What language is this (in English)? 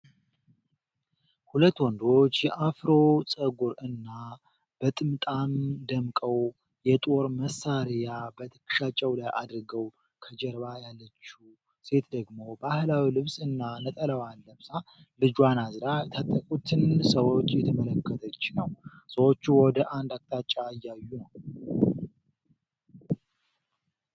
Amharic